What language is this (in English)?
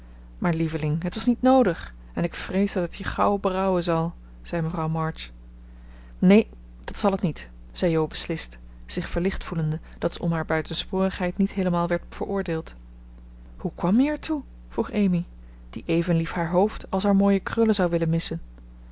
Dutch